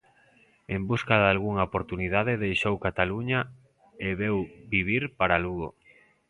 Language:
Galician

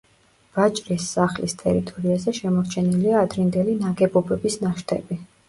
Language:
Georgian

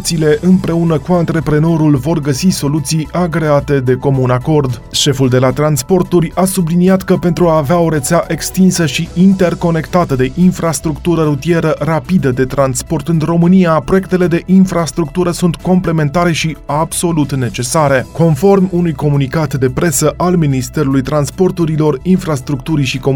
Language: Romanian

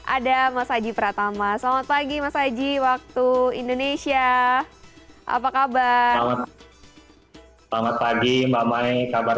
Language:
Indonesian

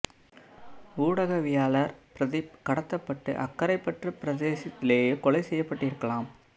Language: Tamil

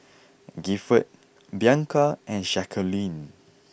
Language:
English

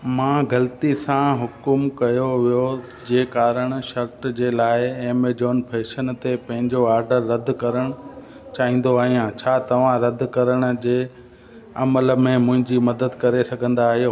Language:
Sindhi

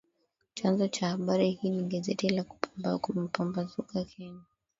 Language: Swahili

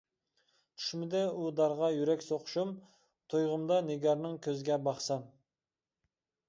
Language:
Uyghur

